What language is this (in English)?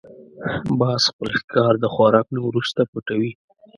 Pashto